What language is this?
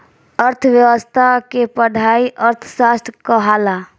Bhojpuri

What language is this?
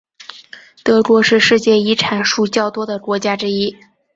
Chinese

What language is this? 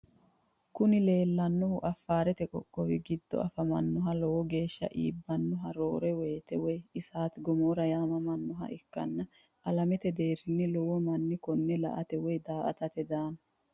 Sidamo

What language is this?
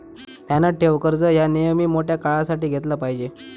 Marathi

